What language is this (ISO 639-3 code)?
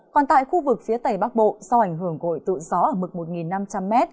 vie